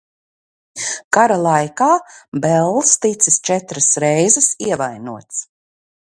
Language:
Latvian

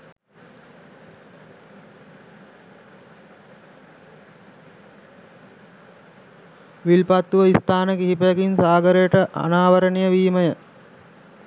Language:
Sinhala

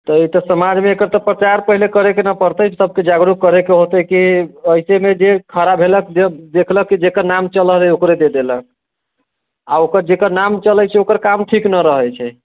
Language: Maithili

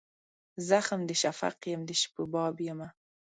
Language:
Pashto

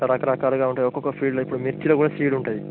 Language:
Telugu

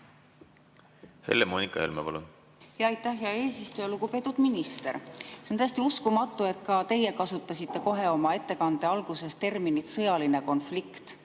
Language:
Estonian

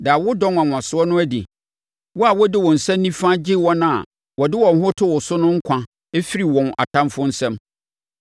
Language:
Akan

